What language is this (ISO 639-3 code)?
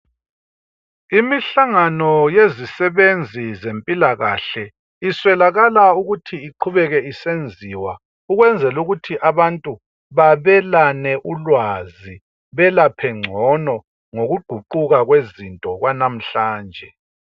nde